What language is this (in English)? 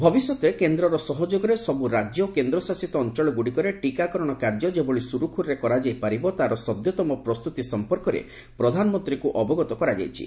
Odia